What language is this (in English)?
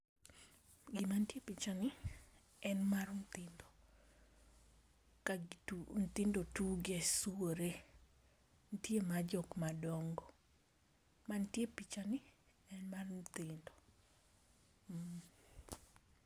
Luo (Kenya and Tanzania)